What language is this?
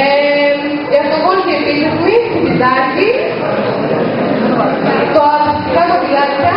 Greek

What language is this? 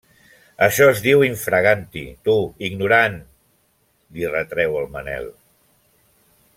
Catalan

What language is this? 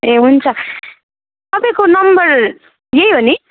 Nepali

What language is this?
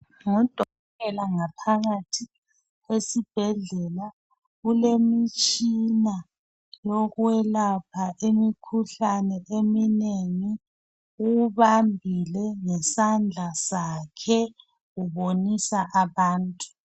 North Ndebele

